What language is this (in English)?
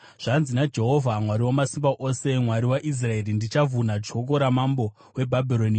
Shona